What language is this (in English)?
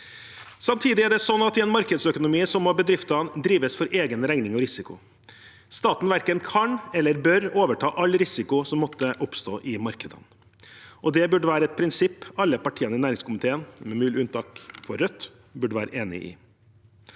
Norwegian